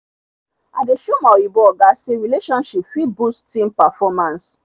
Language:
Nigerian Pidgin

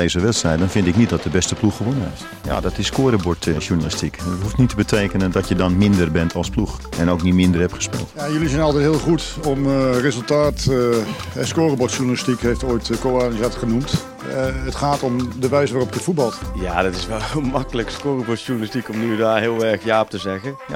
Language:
Dutch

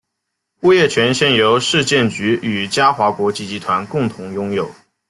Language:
Chinese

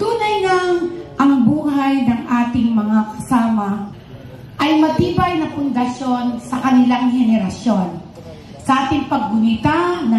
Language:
Filipino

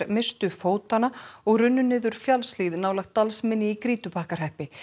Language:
Icelandic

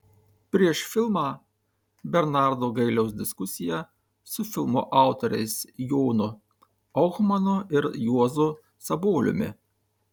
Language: Lithuanian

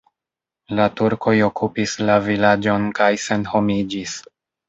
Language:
Esperanto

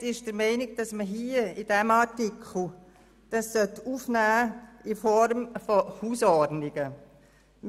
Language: Swiss German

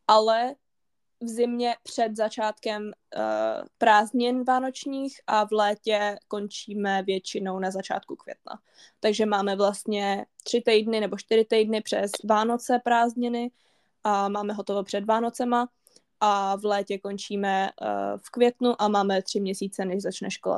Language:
Czech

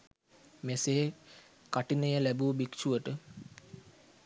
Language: Sinhala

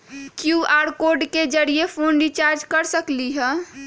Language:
Magahi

